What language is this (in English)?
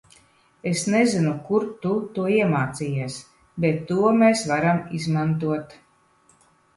Latvian